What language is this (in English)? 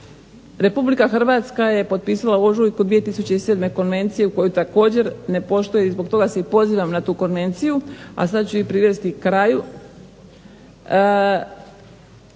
Croatian